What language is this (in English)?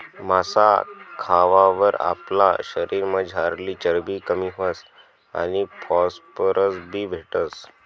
Marathi